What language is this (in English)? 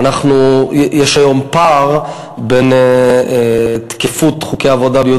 Hebrew